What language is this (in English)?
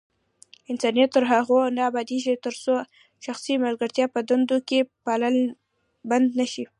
Pashto